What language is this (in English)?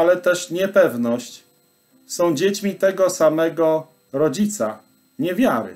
Polish